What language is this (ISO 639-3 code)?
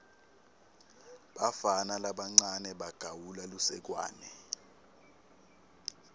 ssw